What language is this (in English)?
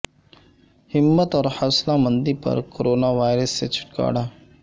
Urdu